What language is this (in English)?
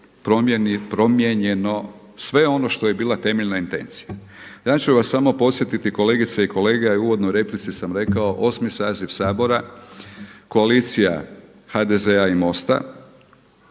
Croatian